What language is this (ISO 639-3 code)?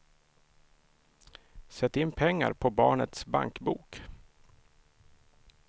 swe